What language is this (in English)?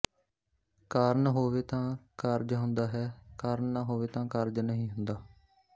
Punjabi